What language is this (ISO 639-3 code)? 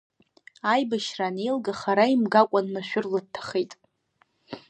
abk